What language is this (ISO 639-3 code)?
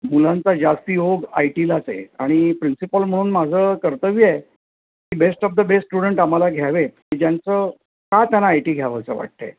mar